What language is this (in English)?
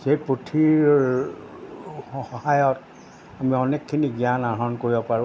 Assamese